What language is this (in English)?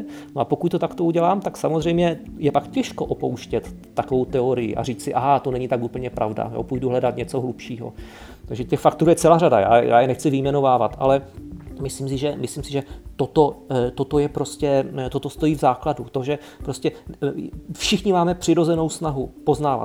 Czech